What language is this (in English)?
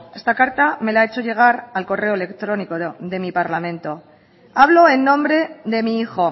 Spanish